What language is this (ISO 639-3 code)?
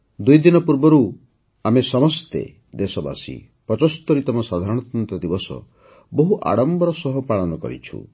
ori